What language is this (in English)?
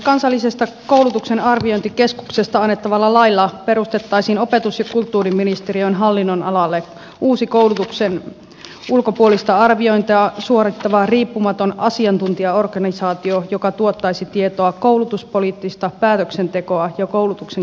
Finnish